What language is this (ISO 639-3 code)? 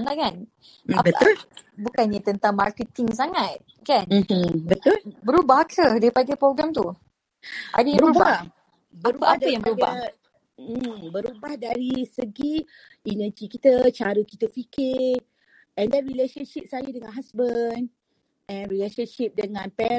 msa